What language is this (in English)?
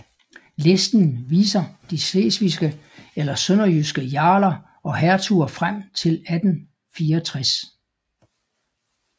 Danish